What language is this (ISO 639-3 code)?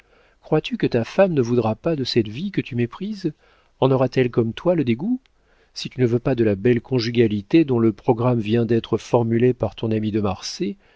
fra